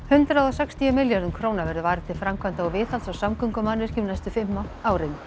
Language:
Icelandic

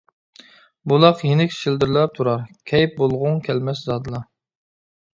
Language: Uyghur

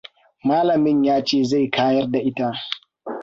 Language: Hausa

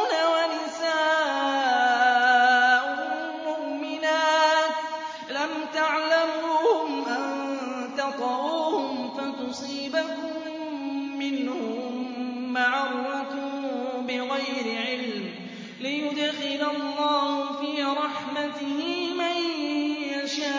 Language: Arabic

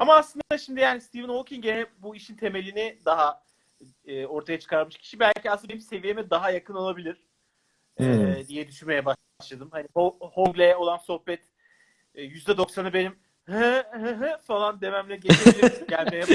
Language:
Turkish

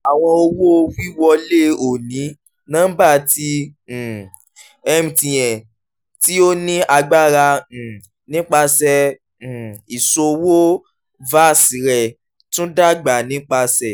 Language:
Yoruba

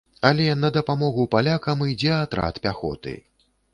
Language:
Belarusian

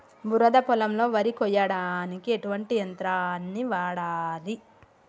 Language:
Telugu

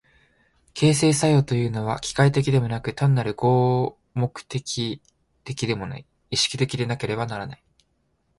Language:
Japanese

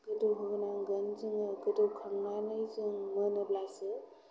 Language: Bodo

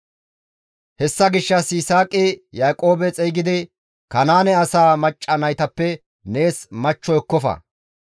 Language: Gamo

